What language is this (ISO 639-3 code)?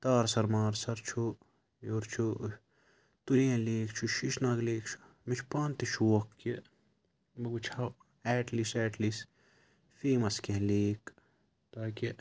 kas